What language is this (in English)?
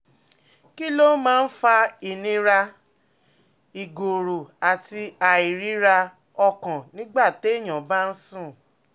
Yoruba